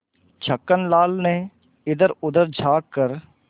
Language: Hindi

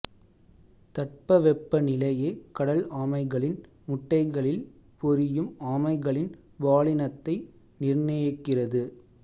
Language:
Tamil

